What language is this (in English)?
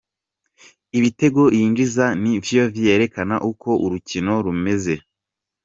Kinyarwanda